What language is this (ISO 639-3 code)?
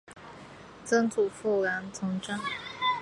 zho